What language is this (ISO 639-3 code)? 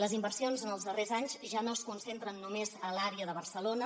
cat